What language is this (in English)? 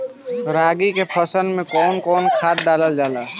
Bhojpuri